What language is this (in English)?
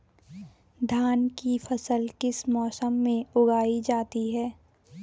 Hindi